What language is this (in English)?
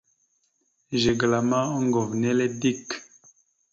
Mada (Cameroon)